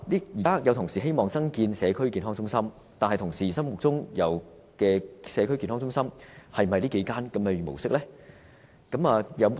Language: Cantonese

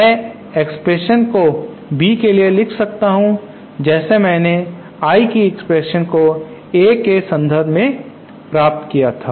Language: Hindi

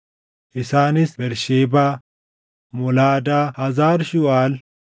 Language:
Oromo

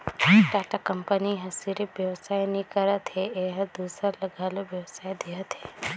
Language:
Chhattisgarhi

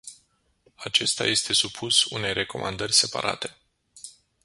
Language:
Romanian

